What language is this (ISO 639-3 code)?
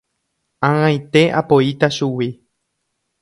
grn